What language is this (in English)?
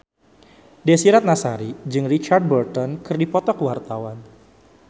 Sundanese